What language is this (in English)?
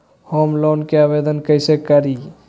Magahi